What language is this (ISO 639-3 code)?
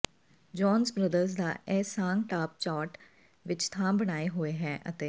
pan